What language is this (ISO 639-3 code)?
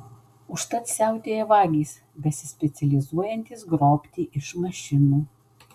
lit